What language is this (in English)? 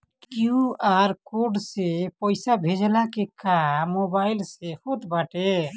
Bhojpuri